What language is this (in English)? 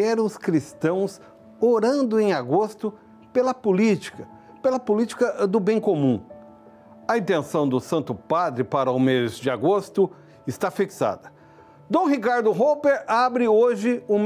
Portuguese